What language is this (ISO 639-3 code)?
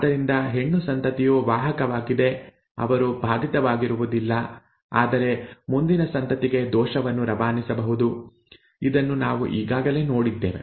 kan